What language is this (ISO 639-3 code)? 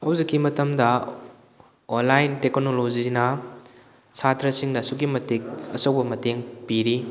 mni